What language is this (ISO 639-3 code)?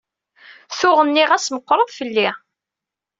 kab